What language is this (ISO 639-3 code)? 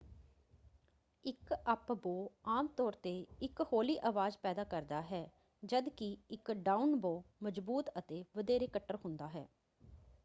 pan